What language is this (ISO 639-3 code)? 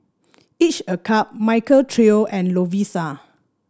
eng